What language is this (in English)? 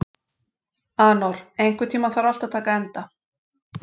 Icelandic